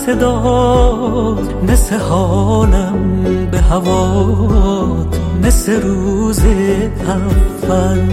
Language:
Persian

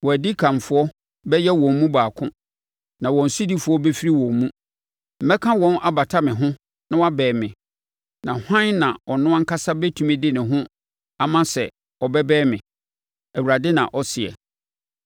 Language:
Akan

